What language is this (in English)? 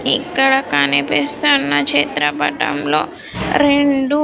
Telugu